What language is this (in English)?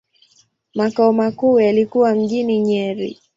Swahili